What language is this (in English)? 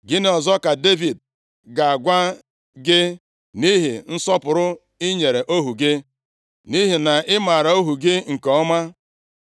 Igbo